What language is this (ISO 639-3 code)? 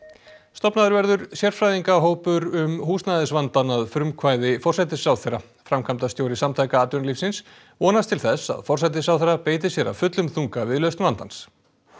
isl